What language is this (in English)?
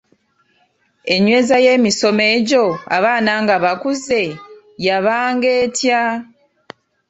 Ganda